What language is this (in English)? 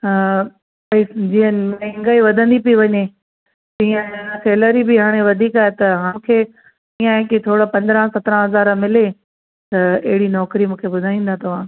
Sindhi